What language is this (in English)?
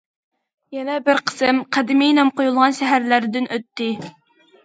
Uyghur